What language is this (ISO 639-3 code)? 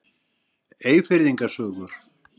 isl